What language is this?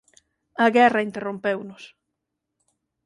Galician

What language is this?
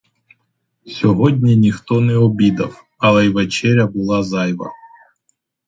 Ukrainian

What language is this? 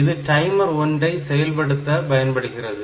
Tamil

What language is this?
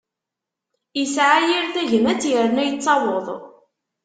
Kabyle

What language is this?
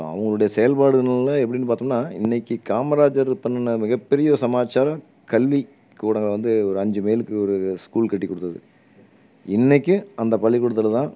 Tamil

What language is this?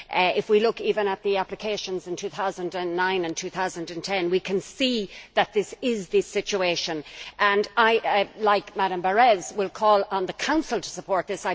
English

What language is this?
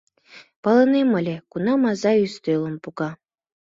Mari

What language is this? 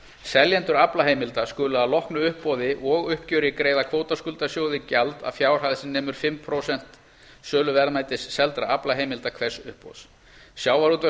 Icelandic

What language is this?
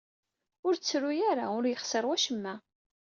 Kabyle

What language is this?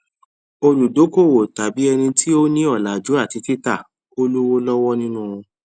Yoruba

